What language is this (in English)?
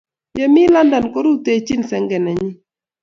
Kalenjin